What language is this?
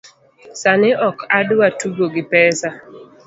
Luo (Kenya and Tanzania)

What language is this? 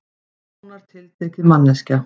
Icelandic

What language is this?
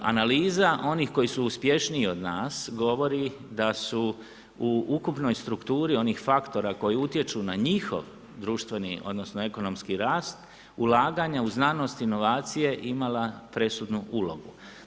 Croatian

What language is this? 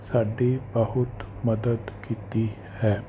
Punjabi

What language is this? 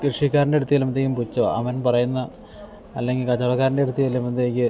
Malayalam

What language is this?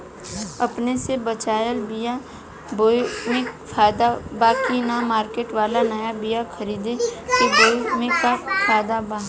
Bhojpuri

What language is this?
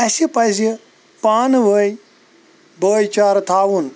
Kashmiri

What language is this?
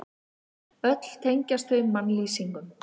Icelandic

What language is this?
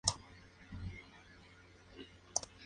Spanish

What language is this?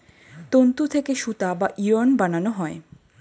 Bangla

